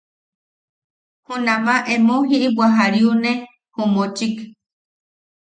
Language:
Yaqui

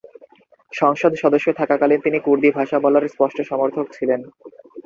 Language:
Bangla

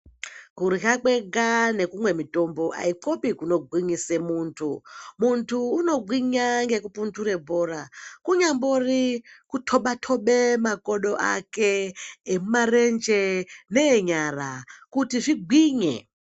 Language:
Ndau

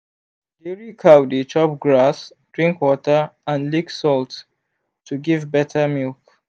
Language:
Nigerian Pidgin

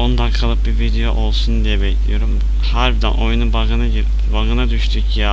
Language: Turkish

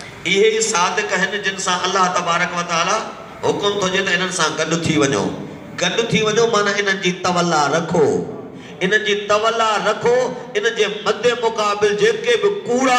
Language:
Hindi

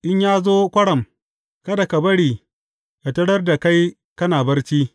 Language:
Hausa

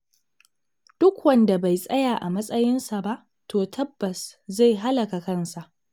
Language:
Hausa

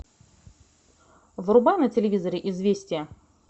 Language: Russian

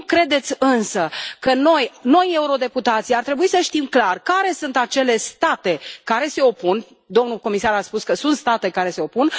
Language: Romanian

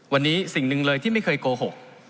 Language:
Thai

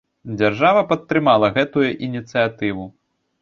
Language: Belarusian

